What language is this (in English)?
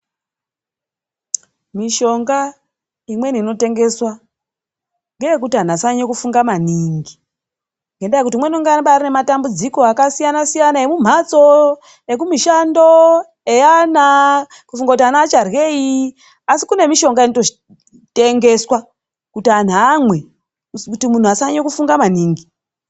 Ndau